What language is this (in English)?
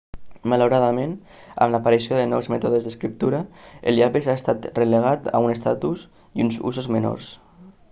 Catalan